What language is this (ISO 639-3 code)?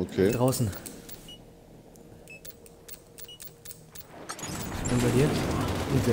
deu